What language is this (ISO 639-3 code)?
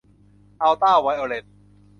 tha